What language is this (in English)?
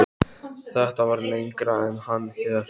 Icelandic